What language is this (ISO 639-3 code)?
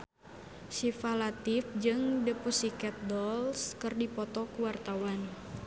sun